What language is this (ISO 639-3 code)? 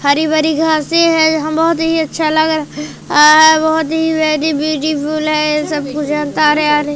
hin